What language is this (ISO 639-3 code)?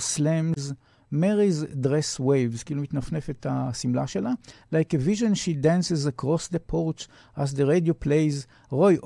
heb